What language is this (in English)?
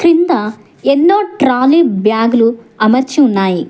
Telugu